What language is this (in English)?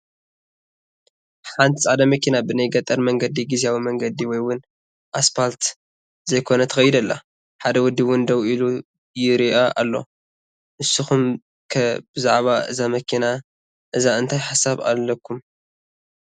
Tigrinya